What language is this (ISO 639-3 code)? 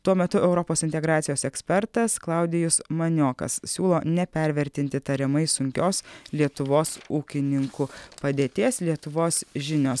lit